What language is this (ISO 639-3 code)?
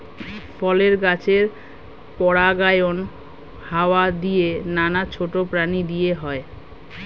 ben